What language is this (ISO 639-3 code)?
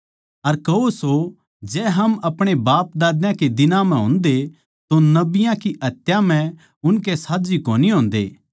bgc